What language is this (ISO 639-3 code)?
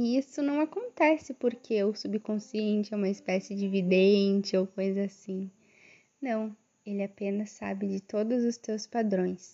por